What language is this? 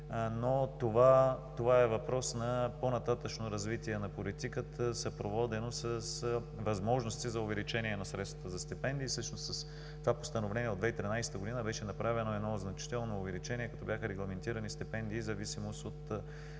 Bulgarian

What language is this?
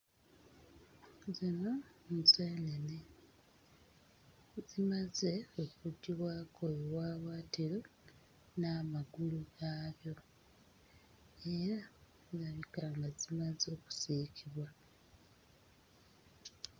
Ganda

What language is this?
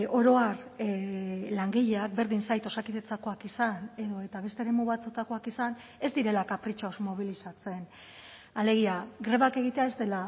Basque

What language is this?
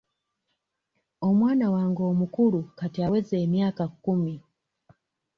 Ganda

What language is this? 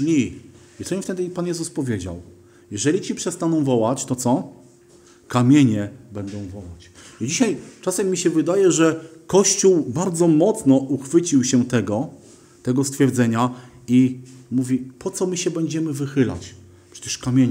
Polish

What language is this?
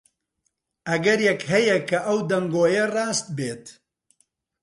Central Kurdish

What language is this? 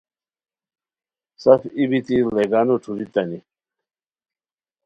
Khowar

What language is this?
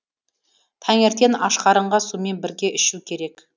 Kazakh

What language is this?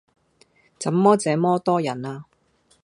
Cantonese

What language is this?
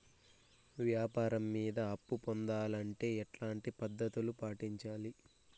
Telugu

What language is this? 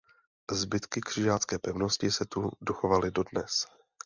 Czech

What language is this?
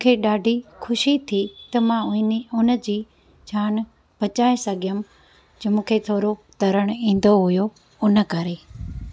Sindhi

